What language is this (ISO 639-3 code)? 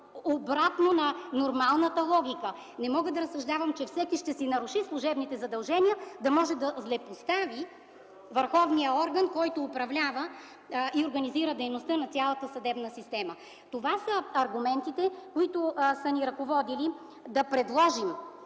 bul